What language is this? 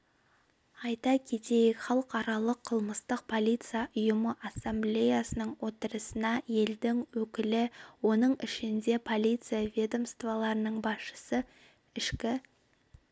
Kazakh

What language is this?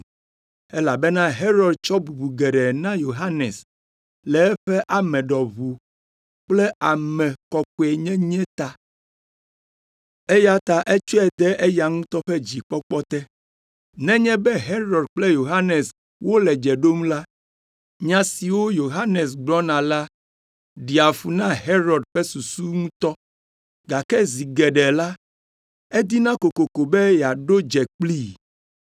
Ewe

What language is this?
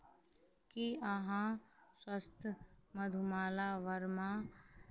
Maithili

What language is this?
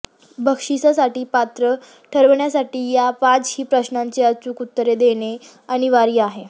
Marathi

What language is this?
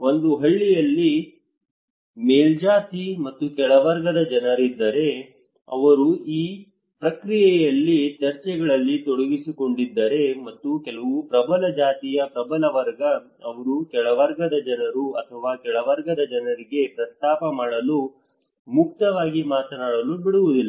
Kannada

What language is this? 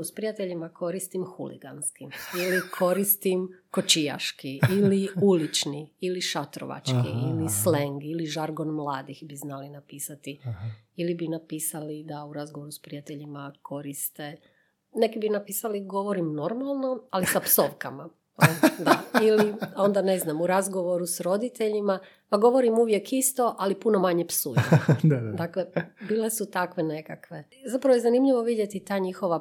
Croatian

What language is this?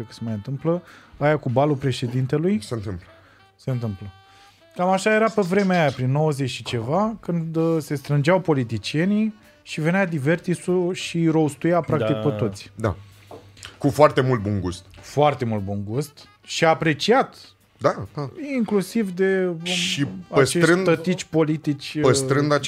Romanian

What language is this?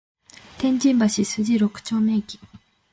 Japanese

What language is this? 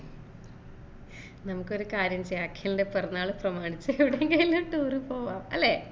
Malayalam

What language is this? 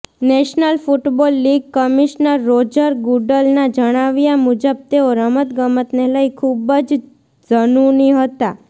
Gujarati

